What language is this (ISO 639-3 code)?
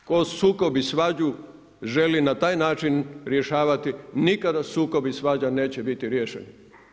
hrv